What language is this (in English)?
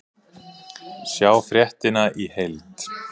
Icelandic